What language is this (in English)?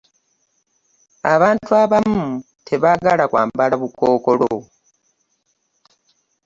Ganda